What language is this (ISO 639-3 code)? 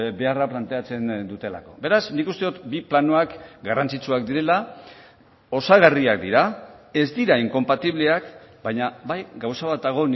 eus